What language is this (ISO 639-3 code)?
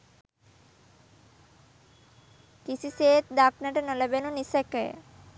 sin